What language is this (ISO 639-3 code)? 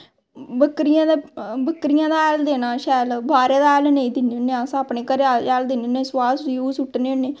doi